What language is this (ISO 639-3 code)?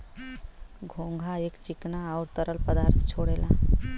bho